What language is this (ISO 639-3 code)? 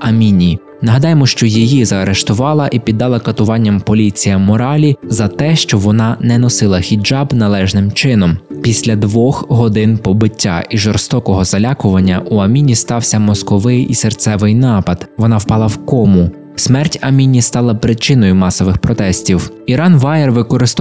ukr